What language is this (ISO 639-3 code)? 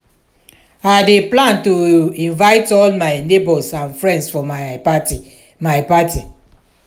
pcm